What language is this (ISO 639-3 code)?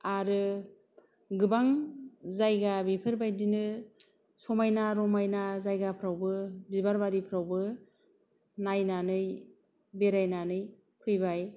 brx